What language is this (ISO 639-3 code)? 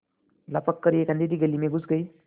hin